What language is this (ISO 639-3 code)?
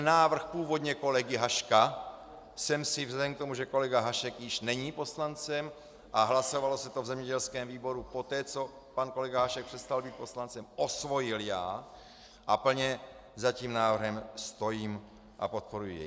ces